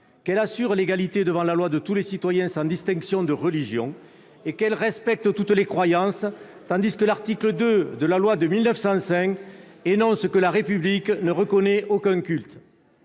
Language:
French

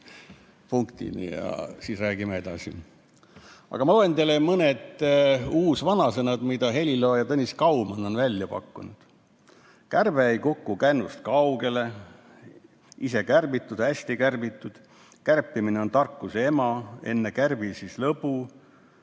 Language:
Estonian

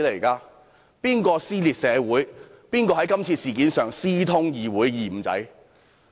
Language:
Cantonese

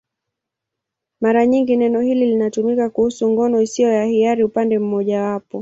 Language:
Swahili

